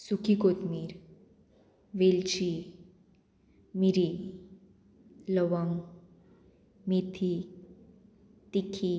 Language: Konkani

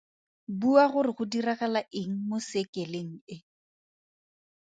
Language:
Tswana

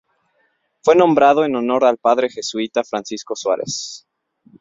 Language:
Spanish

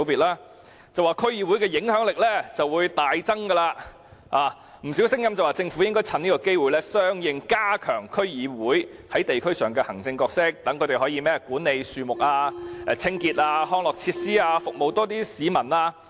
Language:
Cantonese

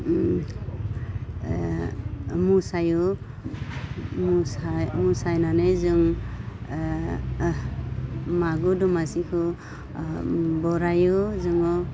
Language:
Bodo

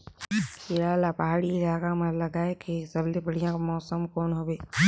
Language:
Chhattisgarhi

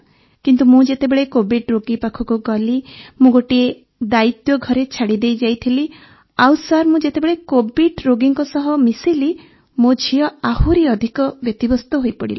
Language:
Odia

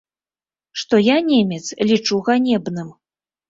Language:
Belarusian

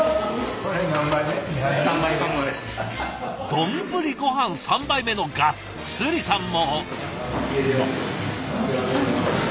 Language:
Japanese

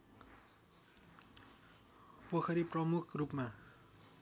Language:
Nepali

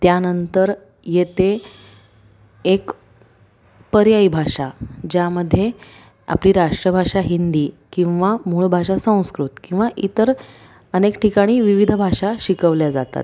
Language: Marathi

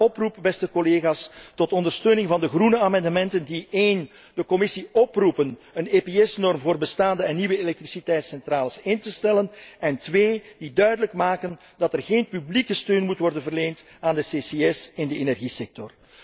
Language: Dutch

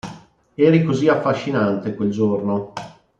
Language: Italian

